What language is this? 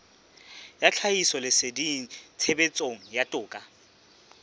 Southern Sotho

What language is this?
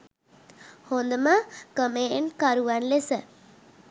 Sinhala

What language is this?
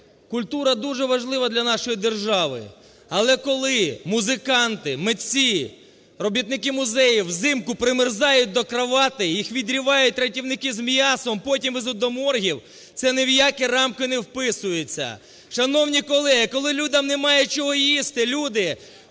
Ukrainian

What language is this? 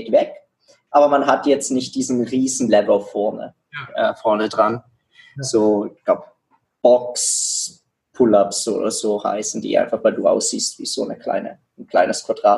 German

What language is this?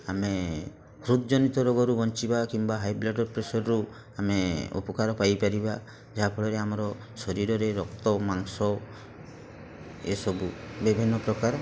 Odia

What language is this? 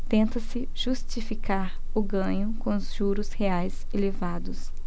Portuguese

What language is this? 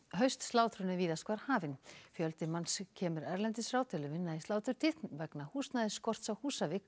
Icelandic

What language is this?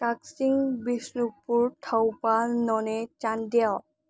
Manipuri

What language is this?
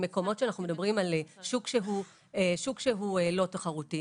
Hebrew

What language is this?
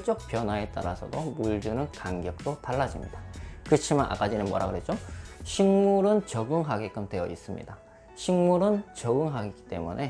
Korean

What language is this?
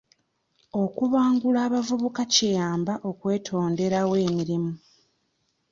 Ganda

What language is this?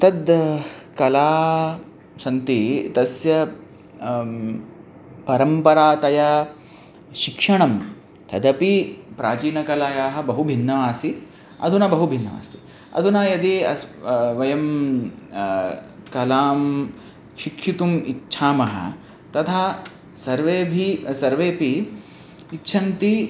Sanskrit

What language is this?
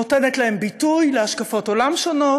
Hebrew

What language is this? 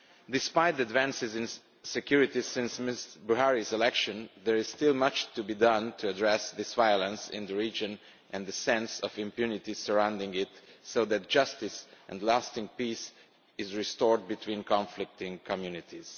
English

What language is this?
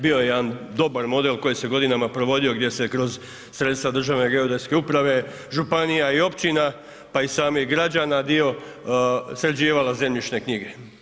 Croatian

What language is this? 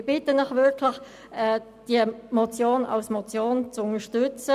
Swiss German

